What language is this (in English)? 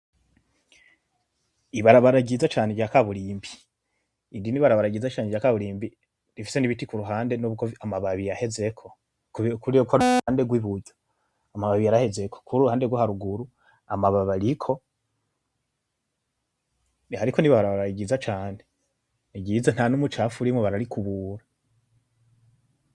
Rundi